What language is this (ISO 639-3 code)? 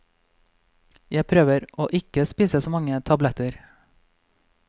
nor